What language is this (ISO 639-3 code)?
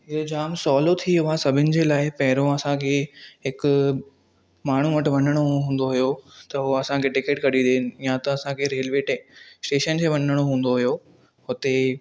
snd